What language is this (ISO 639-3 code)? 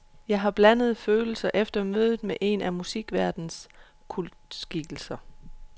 dan